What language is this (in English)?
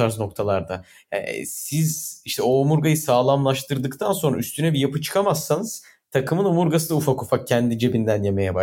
Turkish